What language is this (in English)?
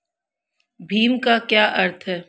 Hindi